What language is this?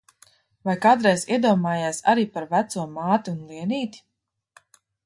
Latvian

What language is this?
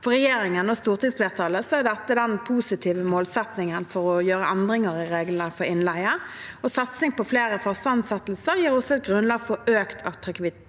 Norwegian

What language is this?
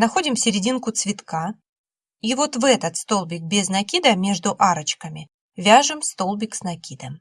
Russian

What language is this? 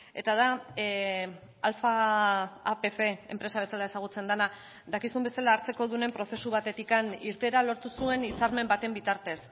Basque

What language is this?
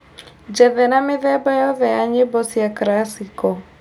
Kikuyu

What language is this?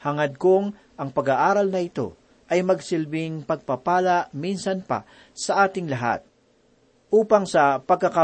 Filipino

